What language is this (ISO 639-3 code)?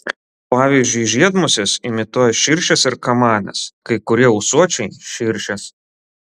lit